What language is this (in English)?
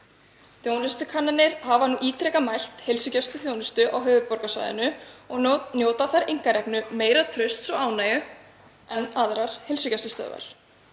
Icelandic